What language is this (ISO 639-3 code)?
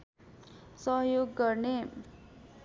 nep